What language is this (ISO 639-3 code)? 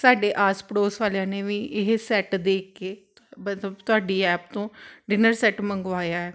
pan